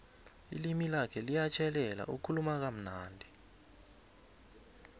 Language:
South Ndebele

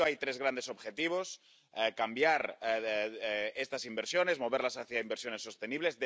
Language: Spanish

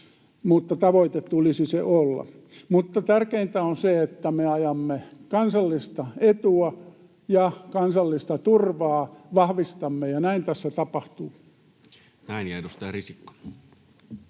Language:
Finnish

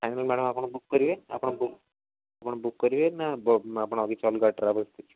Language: Odia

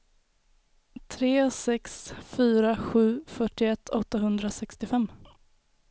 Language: Swedish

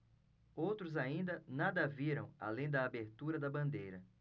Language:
Portuguese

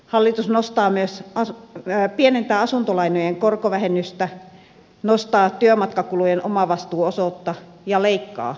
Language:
Finnish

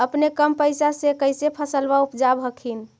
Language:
Magahi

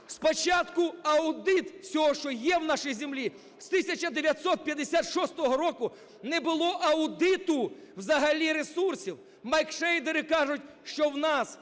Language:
Ukrainian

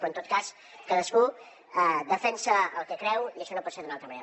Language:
Catalan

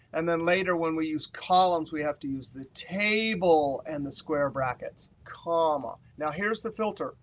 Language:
English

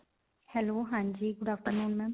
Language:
Punjabi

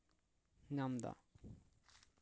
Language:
Santali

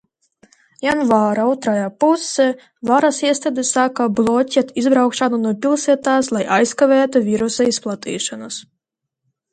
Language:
Latvian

